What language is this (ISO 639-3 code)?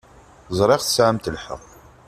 kab